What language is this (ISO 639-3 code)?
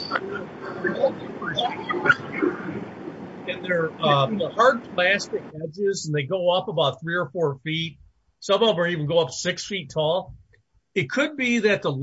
eng